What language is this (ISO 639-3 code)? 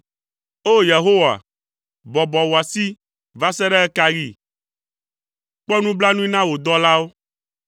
ewe